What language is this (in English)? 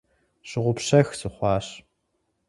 Kabardian